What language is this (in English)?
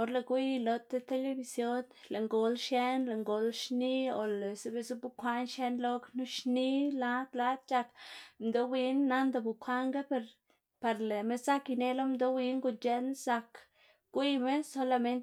Xanaguía Zapotec